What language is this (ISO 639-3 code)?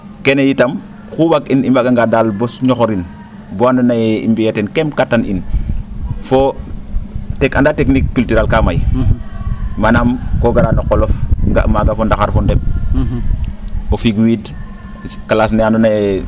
srr